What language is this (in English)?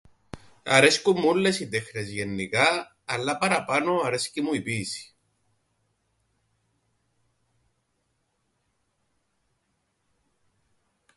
Greek